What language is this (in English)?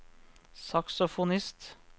Norwegian